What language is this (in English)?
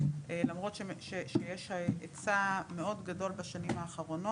Hebrew